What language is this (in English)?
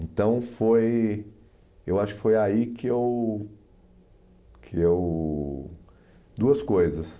Portuguese